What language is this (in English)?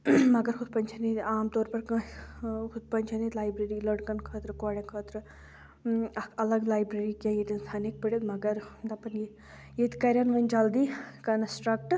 Kashmiri